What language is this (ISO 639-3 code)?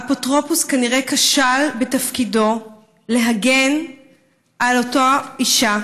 heb